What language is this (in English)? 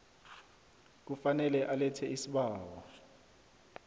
South Ndebele